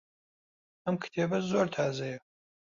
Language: Central Kurdish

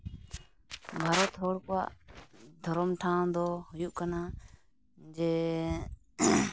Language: Santali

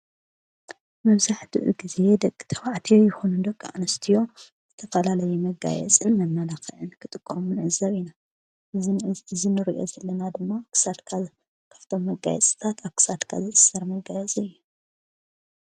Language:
Tigrinya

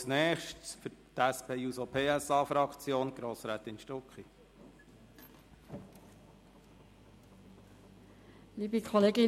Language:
Swiss German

